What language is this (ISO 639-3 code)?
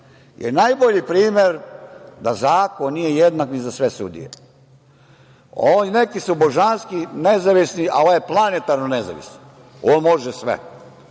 srp